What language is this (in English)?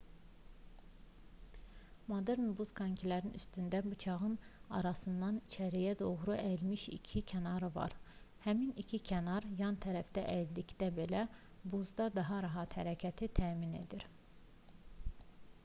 Azerbaijani